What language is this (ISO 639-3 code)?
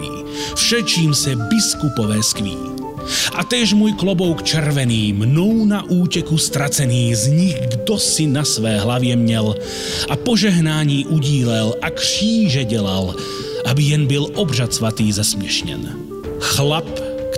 slk